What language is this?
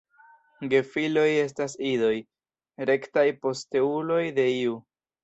Esperanto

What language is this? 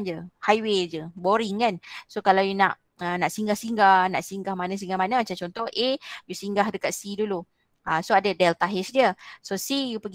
Malay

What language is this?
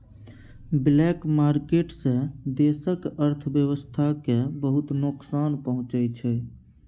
Maithili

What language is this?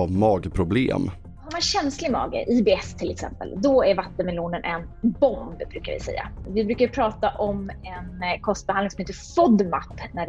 Swedish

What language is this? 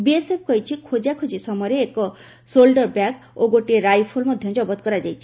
Odia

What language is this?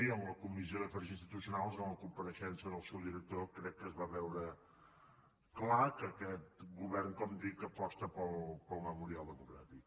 Catalan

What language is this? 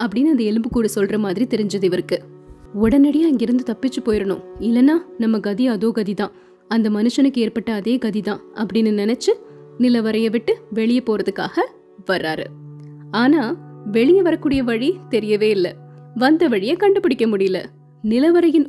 Tamil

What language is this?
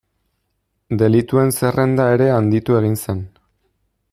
Basque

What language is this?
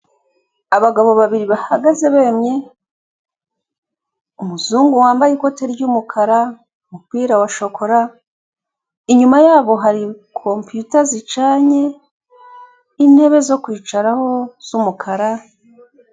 Kinyarwanda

